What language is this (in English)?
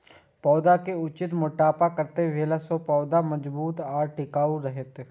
Maithili